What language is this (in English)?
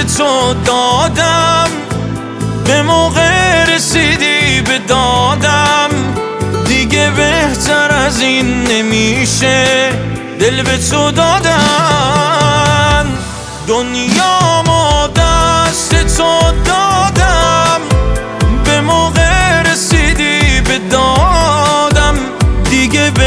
Persian